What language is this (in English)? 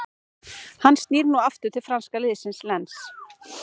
Icelandic